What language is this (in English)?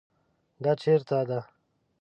Pashto